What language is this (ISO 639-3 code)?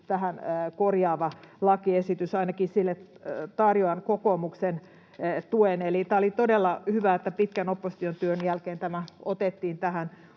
fin